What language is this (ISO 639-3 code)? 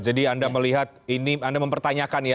ind